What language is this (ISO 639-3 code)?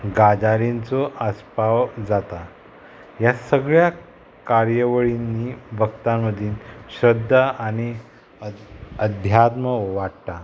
kok